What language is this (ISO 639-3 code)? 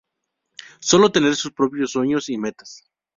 spa